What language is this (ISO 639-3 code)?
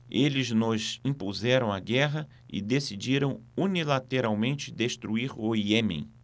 por